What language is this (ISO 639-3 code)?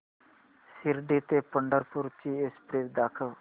mar